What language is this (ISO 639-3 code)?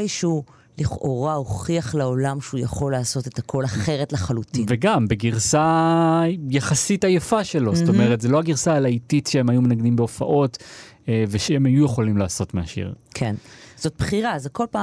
heb